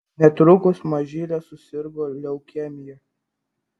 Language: Lithuanian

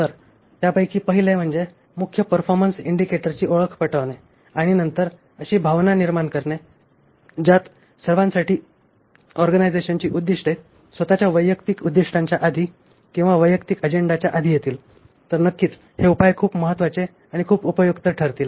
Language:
Marathi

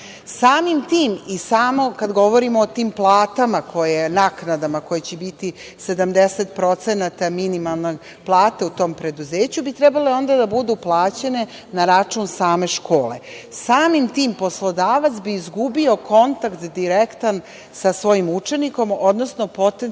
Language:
Serbian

